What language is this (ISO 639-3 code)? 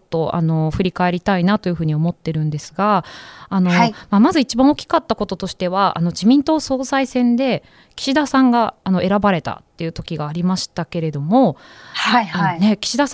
jpn